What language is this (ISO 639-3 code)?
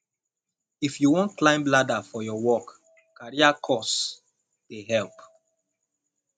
pcm